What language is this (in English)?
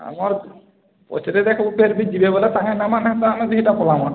Odia